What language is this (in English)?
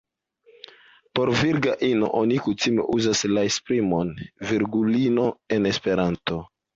Esperanto